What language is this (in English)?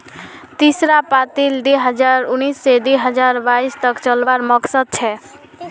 Magahi